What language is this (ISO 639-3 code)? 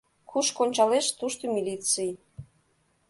chm